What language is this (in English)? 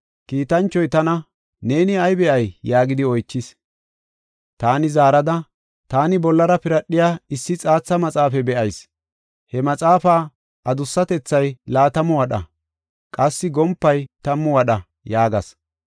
Gofa